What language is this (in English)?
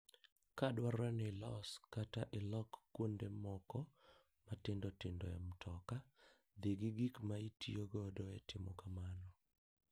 Luo (Kenya and Tanzania)